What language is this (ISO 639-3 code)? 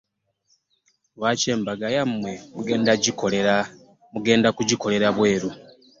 lug